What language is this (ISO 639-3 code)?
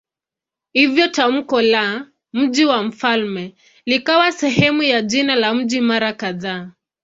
swa